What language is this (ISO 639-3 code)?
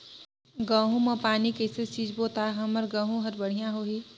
hne